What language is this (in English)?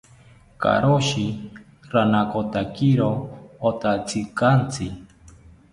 South Ucayali Ashéninka